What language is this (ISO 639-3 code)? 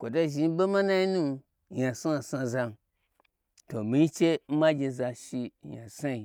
gbr